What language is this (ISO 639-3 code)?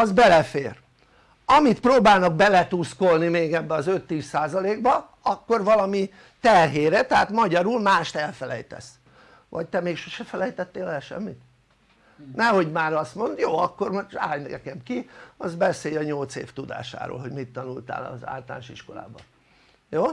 hun